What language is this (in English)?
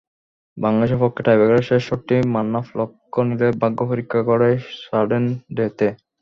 Bangla